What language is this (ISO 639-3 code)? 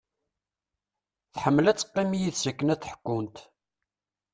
kab